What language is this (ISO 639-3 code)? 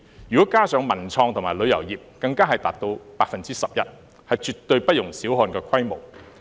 yue